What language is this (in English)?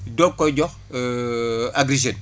Wolof